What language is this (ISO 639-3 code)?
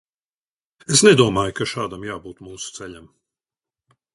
lav